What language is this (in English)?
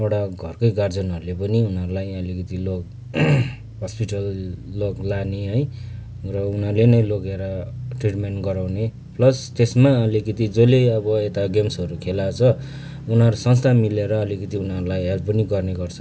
Nepali